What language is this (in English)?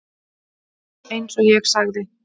Icelandic